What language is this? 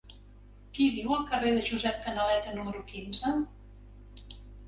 Catalan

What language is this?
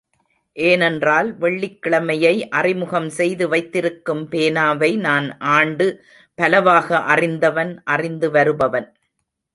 Tamil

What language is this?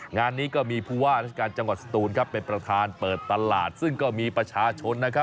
Thai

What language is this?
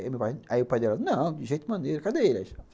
Portuguese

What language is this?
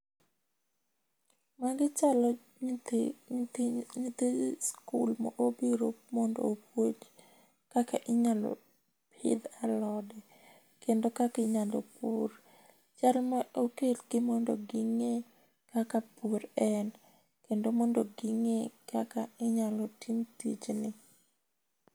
Luo (Kenya and Tanzania)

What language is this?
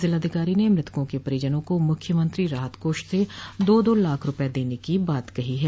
Hindi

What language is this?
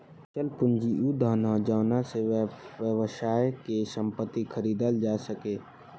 Bhojpuri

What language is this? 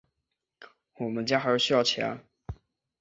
Chinese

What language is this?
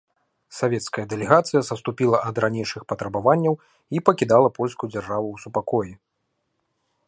Belarusian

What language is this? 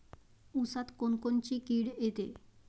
Marathi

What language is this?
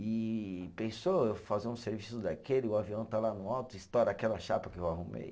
Portuguese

